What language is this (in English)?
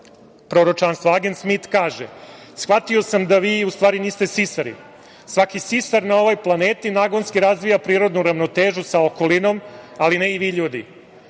Serbian